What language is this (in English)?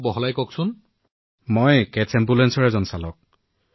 Assamese